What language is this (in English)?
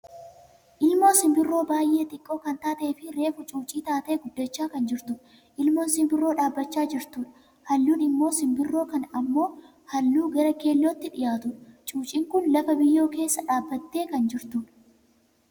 Oromo